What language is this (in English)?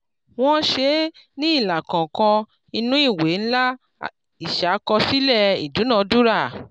Yoruba